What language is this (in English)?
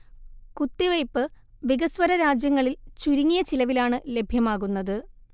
Malayalam